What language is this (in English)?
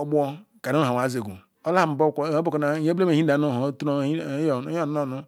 Ikwere